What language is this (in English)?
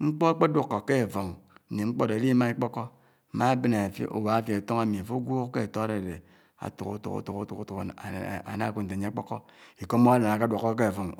Anaang